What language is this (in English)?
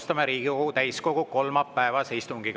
Estonian